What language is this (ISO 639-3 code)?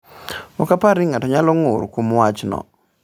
luo